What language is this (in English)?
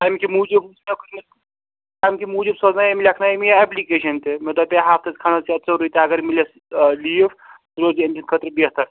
Kashmiri